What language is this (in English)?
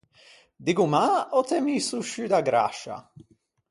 Ligurian